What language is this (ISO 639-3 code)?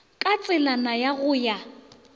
nso